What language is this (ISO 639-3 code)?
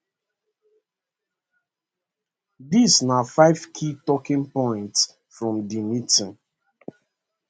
pcm